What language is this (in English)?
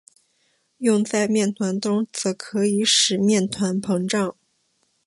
Chinese